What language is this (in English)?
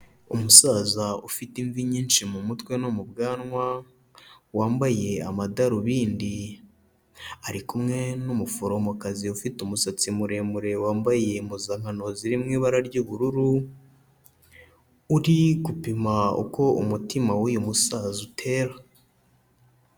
Kinyarwanda